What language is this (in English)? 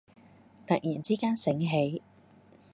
Cantonese